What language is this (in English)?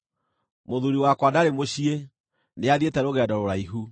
Kikuyu